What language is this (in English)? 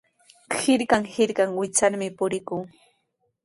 Sihuas Ancash Quechua